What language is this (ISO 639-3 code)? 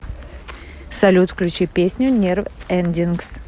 rus